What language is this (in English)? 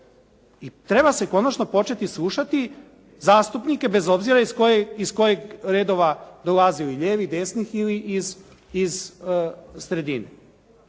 Croatian